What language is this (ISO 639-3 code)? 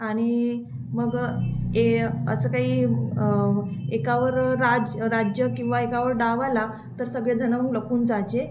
mar